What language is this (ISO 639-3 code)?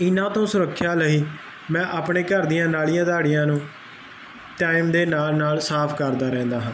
pan